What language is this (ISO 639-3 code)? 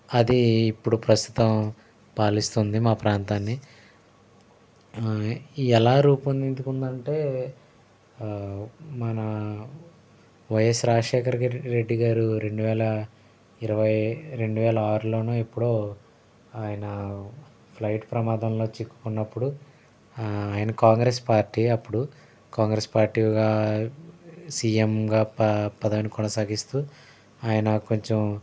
tel